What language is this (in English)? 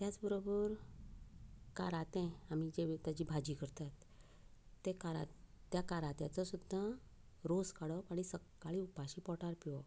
Konkani